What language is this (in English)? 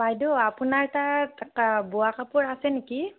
Assamese